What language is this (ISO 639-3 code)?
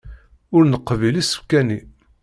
kab